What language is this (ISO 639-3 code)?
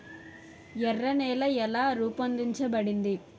tel